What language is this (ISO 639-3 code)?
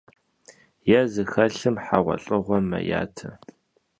kbd